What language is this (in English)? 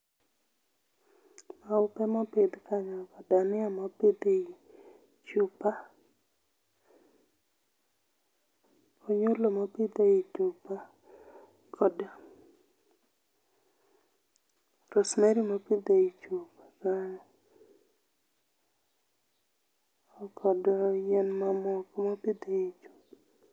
Luo (Kenya and Tanzania)